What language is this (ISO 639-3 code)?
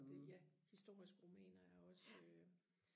dan